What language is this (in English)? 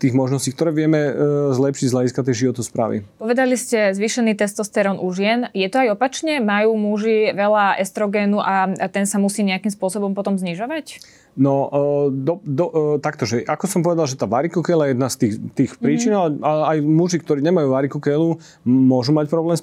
Slovak